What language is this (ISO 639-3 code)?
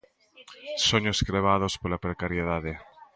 glg